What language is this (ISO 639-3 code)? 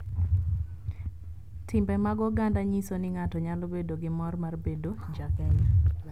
luo